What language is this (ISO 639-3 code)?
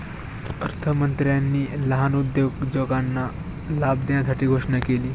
mar